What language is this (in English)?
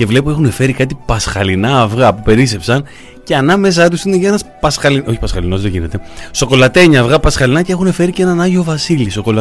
Greek